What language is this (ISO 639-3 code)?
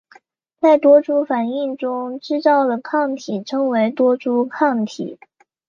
zho